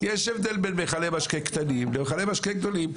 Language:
Hebrew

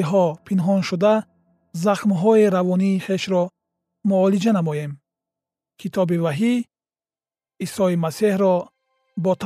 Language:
Persian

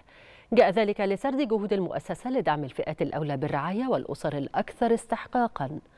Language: Arabic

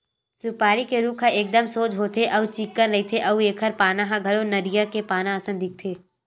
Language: Chhattisgarhi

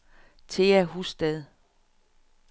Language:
Danish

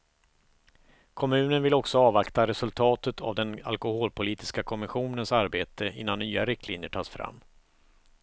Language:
Swedish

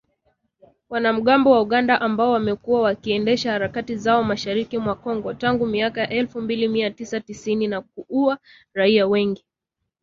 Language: Swahili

